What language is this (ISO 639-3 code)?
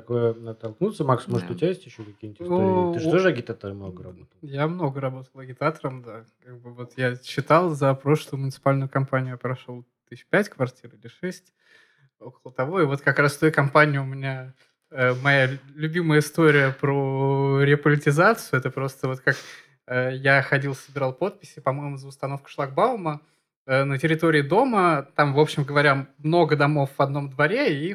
rus